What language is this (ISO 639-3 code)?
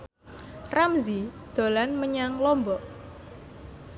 jav